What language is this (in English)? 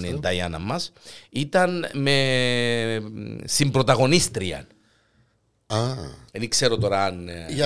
Greek